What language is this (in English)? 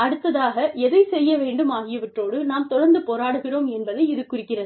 Tamil